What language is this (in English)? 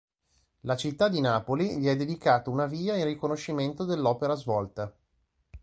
Italian